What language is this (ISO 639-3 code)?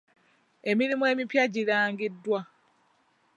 lug